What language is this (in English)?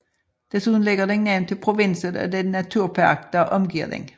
Danish